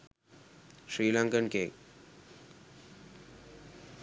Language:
Sinhala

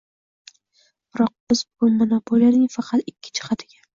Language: Uzbek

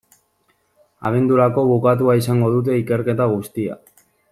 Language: Basque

